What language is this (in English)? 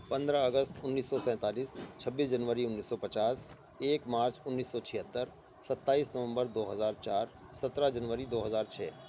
Urdu